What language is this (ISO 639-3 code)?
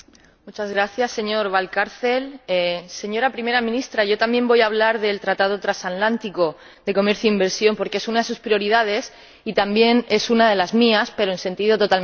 spa